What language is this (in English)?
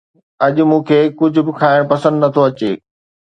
Sindhi